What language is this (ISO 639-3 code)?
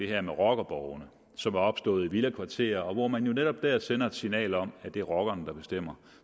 dan